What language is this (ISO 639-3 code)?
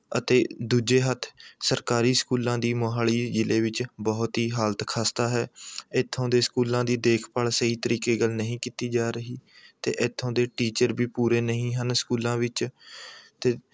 pan